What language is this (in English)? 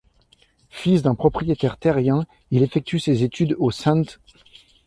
French